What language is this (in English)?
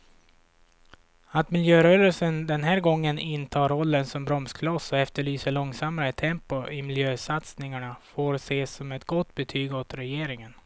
Swedish